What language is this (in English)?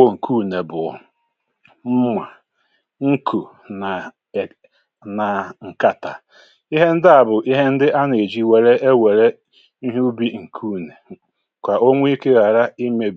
Igbo